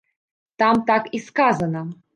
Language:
Belarusian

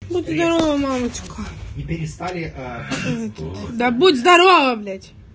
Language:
Russian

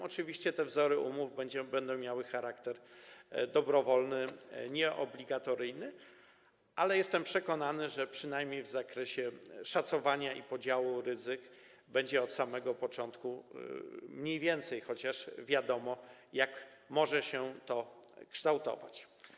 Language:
Polish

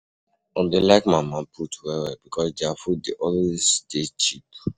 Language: Nigerian Pidgin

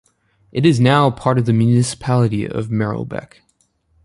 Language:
English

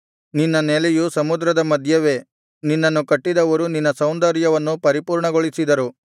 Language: Kannada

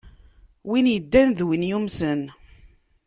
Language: Kabyle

